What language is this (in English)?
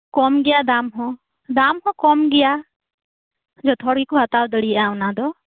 Santali